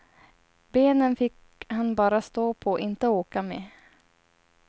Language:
Swedish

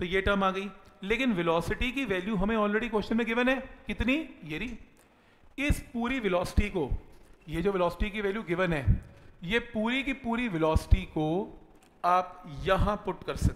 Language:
Hindi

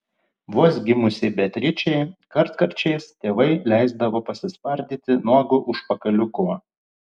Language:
Lithuanian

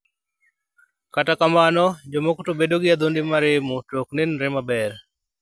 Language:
Luo (Kenya and Tanzania)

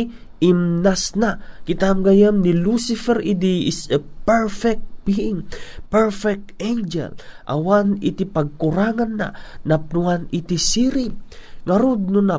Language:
Filipino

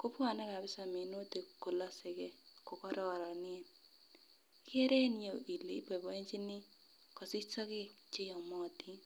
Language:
Kalenjin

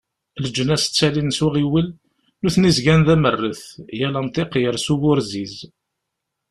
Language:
Kabyle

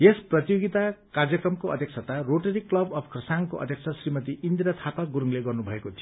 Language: Nepali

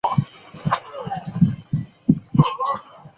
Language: Chinese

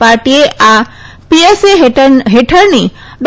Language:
Gujarati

